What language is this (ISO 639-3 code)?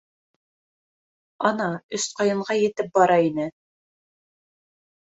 bak